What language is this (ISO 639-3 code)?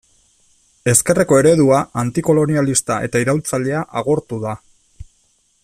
eus